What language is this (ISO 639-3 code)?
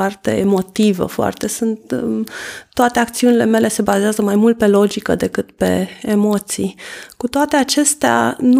ron